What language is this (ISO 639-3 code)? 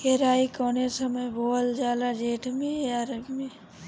bho